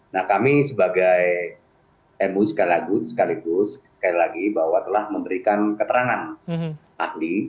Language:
Indonesian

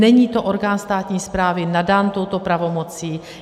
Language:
Czech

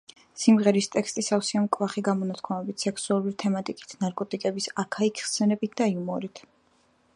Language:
Georgian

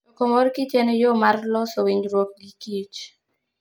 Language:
Luo (Kenya and Tanzania)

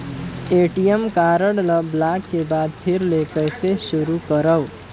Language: Chhattisgarhi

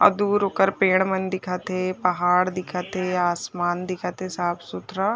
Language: Chhattisgarhi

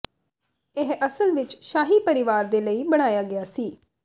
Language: Punjabi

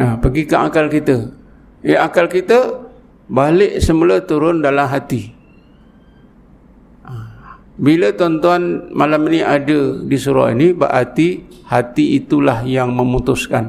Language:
Malay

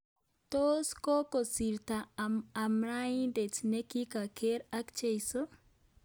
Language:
Kalenjin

